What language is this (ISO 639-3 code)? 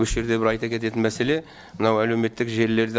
kaz